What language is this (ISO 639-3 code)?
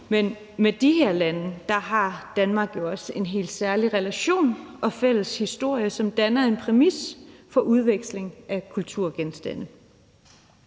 dan